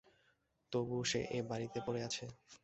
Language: Bangla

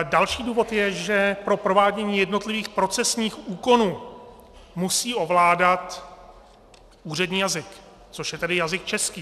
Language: Czech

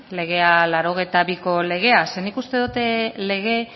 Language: Basque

